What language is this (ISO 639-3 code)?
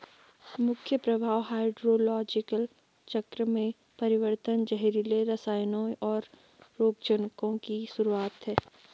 hin